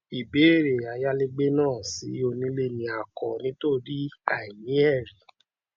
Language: Yoruba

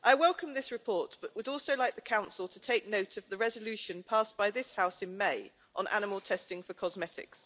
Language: English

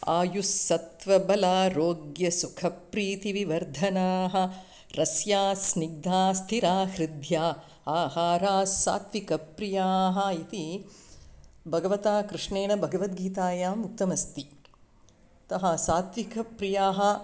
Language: Sanskrit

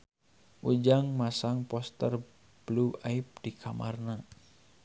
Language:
Sundanese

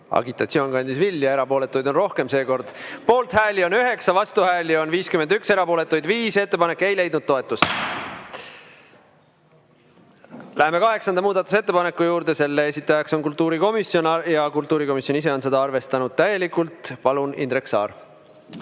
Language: Estonian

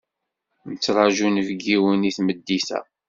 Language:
Kabyle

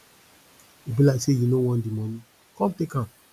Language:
Nigerian Pidgin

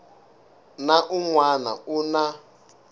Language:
Tsonga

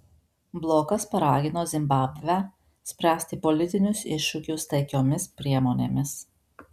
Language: Lithuanian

